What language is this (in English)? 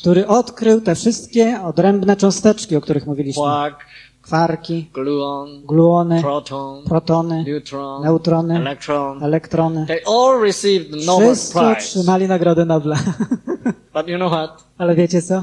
Polish